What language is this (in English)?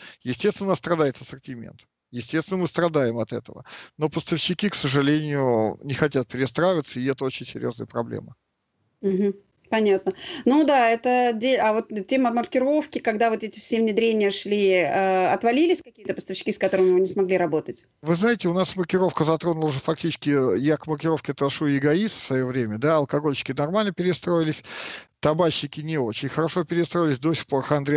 Russian